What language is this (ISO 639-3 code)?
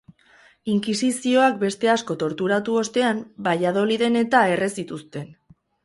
eus